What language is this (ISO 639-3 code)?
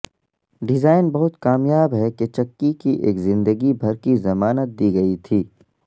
urd